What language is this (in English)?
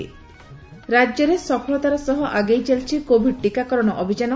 Odia